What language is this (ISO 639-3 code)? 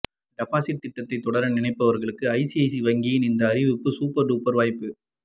tam